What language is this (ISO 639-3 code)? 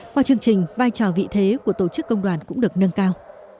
vie